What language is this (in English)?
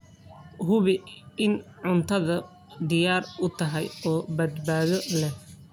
Somali